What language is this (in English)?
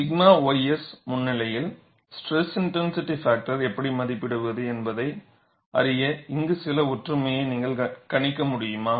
Tamil